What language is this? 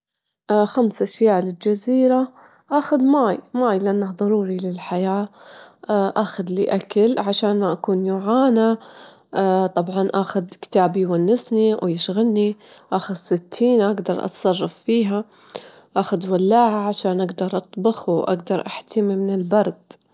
Gulf Arabic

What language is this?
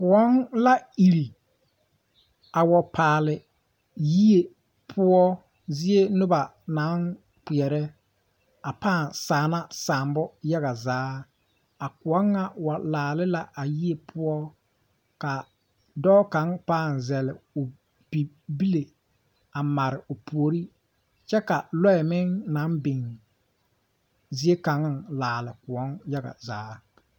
Southern Dagaare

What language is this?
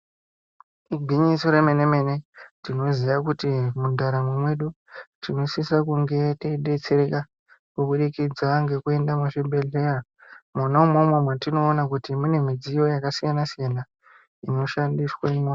Ndau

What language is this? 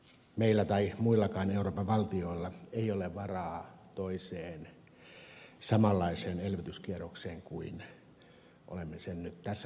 Finnish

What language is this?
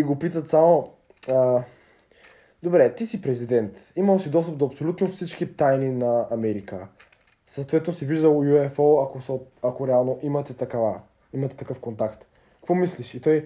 Bulgarian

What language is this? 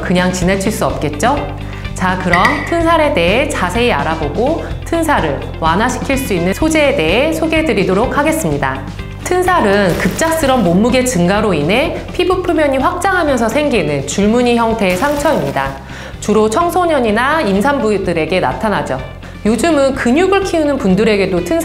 Korean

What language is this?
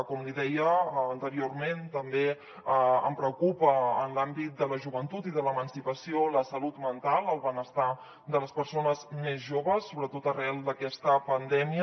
Catalan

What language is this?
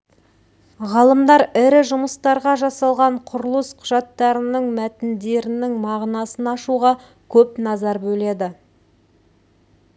Kazakh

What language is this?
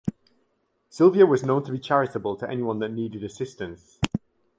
English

